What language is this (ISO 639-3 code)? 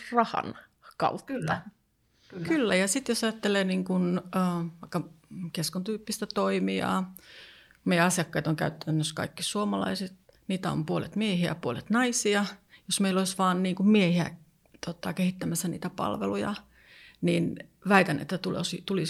fin